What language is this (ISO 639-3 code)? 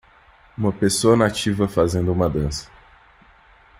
por